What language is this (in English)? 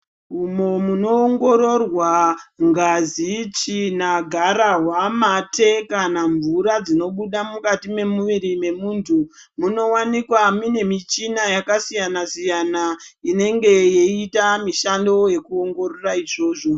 Ndau